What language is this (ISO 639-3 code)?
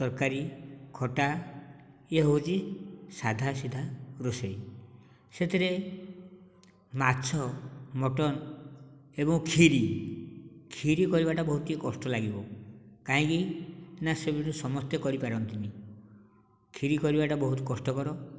ori